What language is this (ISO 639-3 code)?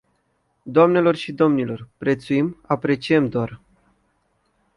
ron